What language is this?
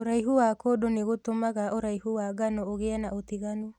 Kikuyu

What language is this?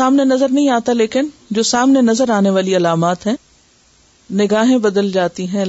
Urdu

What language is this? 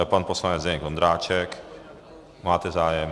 Czech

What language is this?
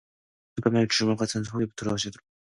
Korean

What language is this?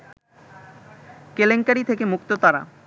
Bangla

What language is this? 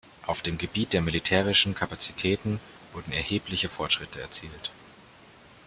German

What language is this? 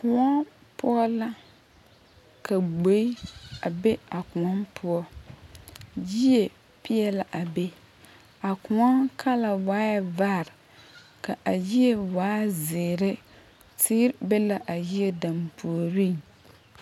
Southern Dagaare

